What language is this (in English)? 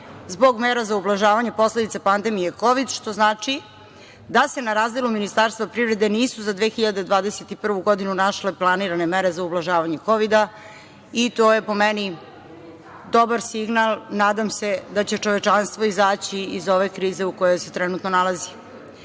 Serbian